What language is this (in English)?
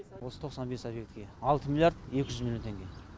Kazakh